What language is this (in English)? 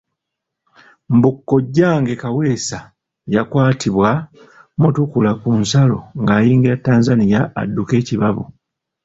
Ganda